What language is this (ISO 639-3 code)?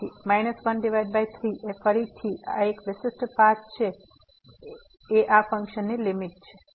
guj